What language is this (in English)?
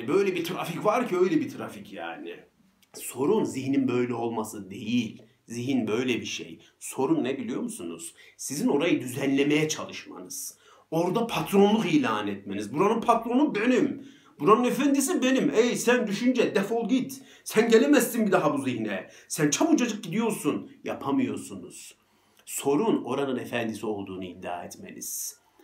Turkish